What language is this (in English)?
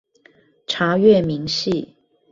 Chinese